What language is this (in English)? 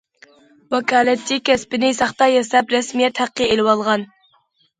Uyghur